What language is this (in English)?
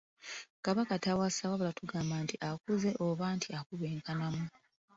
Ganda